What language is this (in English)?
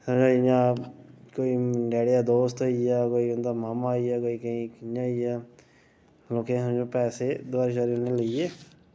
Dogri